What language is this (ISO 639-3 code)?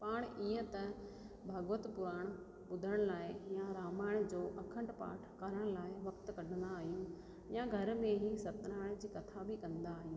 snd